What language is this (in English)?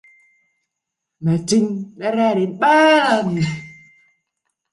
Vietnamese